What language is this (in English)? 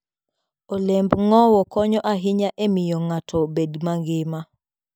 Luo (Kenya and Tanzania)